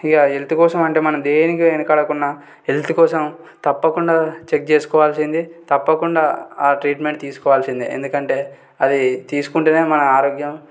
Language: Telugu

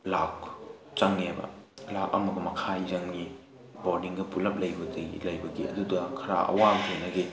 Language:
Manipuri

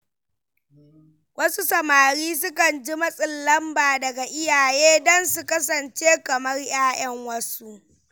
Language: Hausa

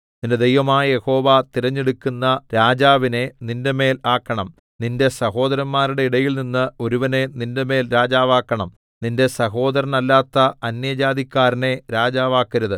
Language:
Malayalam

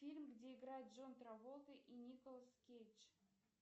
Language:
Russian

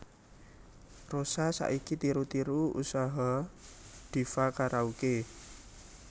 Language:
Javanese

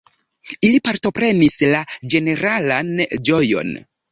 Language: Esperanto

